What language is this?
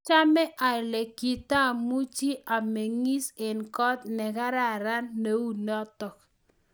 Kalenjin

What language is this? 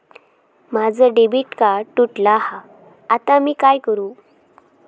Marathi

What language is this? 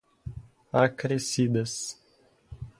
Portuguese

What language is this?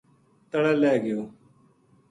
Gujari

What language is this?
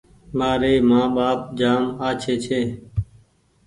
Goaria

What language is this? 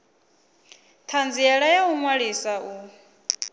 Venda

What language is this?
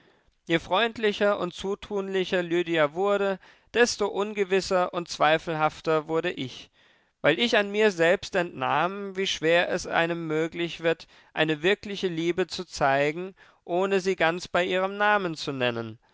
German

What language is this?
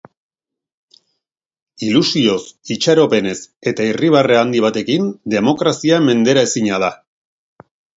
Basque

